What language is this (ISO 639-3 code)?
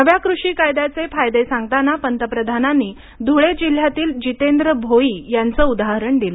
mar